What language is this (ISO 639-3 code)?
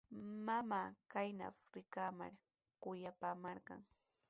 qws